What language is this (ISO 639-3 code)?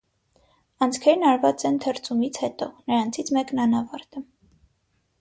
hye